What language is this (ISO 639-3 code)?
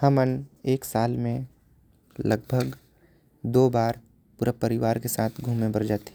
kfp